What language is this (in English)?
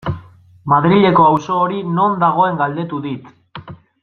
Basque